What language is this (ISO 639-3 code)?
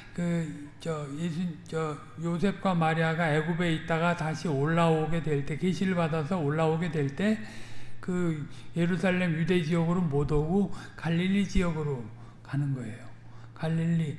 kor